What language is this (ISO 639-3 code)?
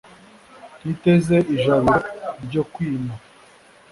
kin